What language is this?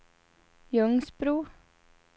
Swedish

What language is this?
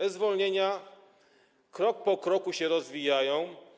Polish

